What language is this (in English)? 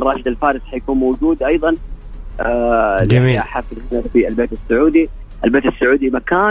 Arabic